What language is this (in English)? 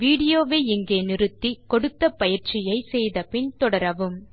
Tamil